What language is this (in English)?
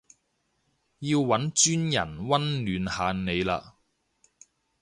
Cantonese